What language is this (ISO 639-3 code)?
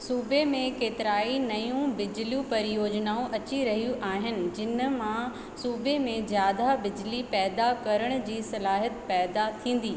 snd